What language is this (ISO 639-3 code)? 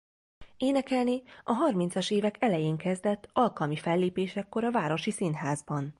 hun